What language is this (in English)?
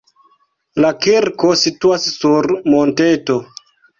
Esperanto